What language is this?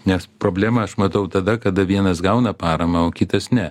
Lithuanian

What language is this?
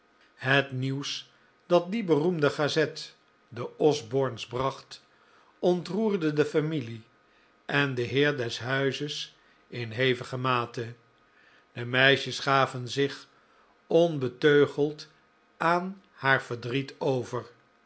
Dutch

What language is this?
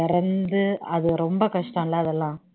Tamil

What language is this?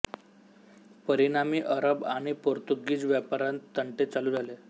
Marathi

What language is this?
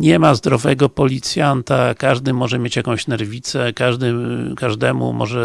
Polish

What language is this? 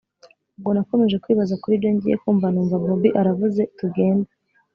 Kinyarwanda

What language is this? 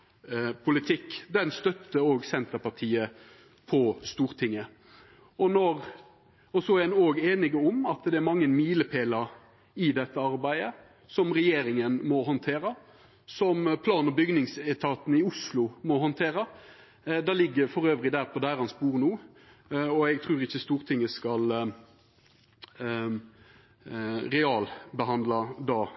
Norwegian Nynorsk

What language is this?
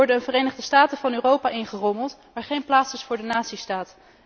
Dutch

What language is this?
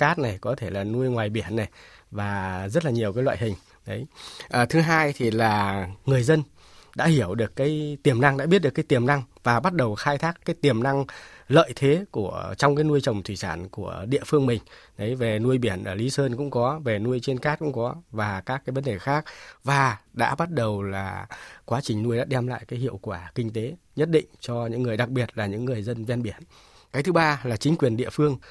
Vietnamese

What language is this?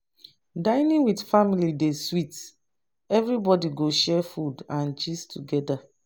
Nigerian Pidgin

